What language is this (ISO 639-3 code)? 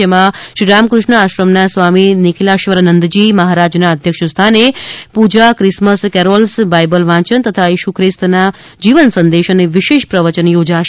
guj